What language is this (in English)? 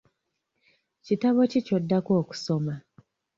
Ganda